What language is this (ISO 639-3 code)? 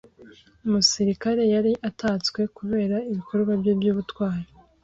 kin